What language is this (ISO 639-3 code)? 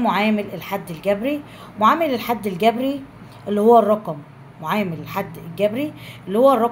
ara